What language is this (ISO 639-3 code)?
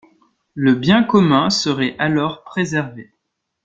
fra